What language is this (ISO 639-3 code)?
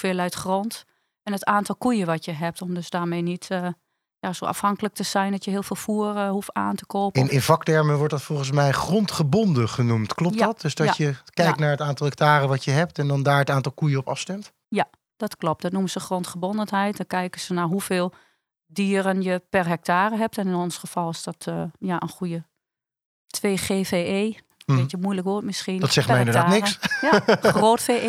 nld